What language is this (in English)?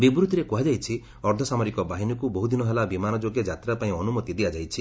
Odia